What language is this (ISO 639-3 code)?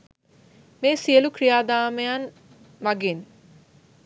sin